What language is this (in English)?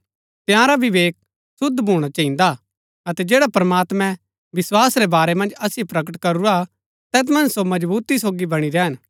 Gaddi